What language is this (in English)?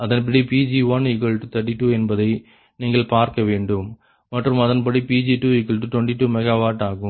Tamil